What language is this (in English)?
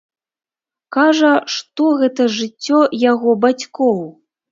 Belarusian